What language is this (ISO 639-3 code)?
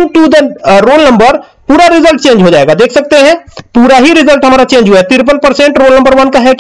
hin